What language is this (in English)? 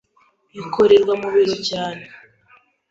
Kinyarwanda